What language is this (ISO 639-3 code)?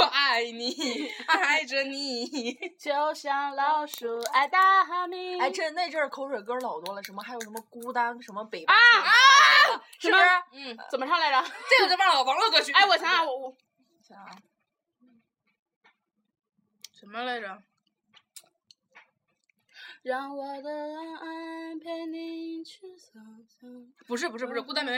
zho